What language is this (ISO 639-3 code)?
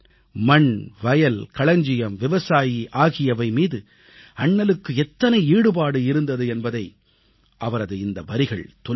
tam